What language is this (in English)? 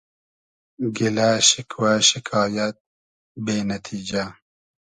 Hazaragi